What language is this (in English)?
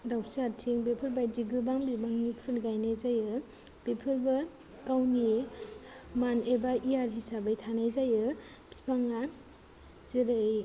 Bodo